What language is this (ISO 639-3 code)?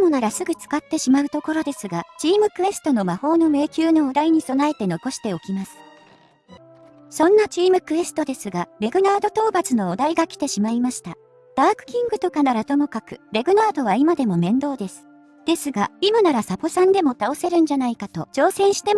jpn